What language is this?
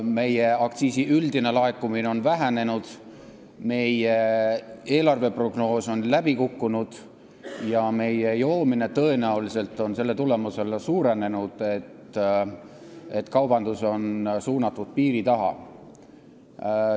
Estonian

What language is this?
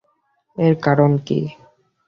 Bangla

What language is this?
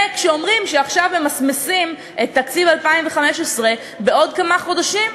Hebrew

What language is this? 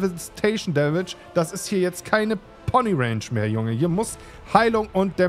German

